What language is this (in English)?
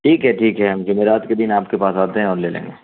Urdu